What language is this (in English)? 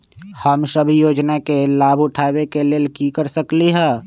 Magahi